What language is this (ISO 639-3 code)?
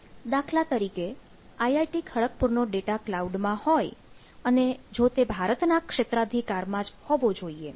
guj